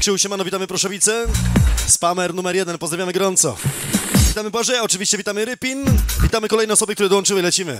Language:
Polish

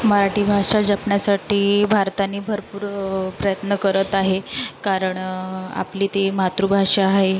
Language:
Marathi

